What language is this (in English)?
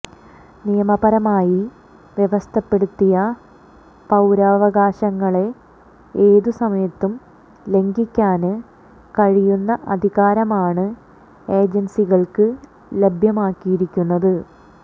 Malayalam